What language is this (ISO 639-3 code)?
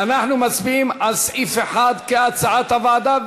heb